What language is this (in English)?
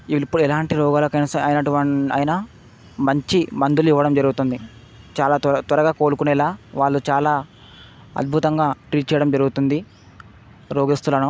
Telugu